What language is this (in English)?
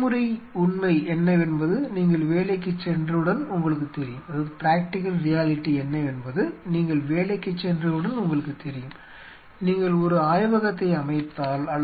Tamil